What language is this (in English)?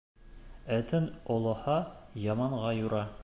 Bashkir